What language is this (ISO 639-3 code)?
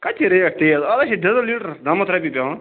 kas